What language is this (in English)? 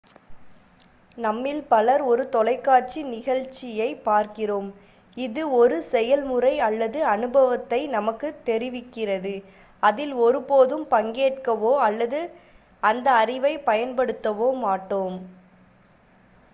Tamil